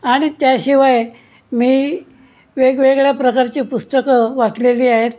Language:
Marathi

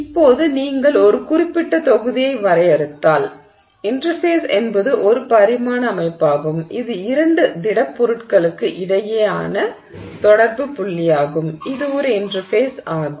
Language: Tamil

